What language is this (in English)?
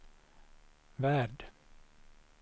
Swedish